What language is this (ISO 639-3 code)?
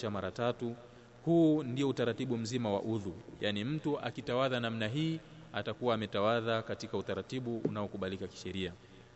swa